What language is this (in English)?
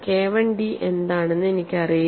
Malayalam